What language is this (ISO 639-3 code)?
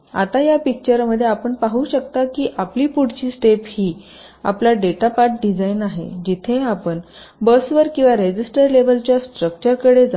mar